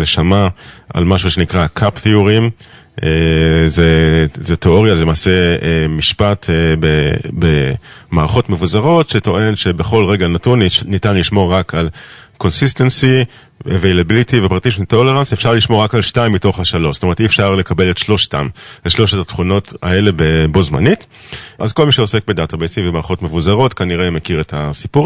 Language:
Hebrew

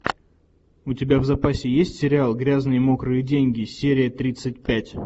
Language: Russian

